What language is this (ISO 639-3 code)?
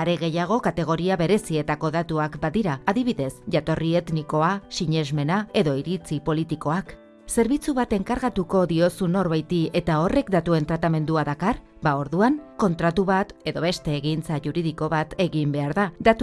eus